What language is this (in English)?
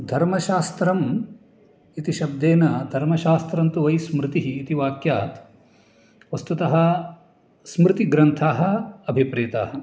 Sanskrit